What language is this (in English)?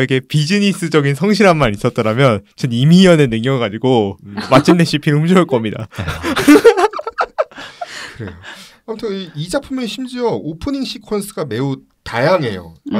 Korean